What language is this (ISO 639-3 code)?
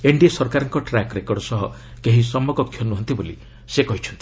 ori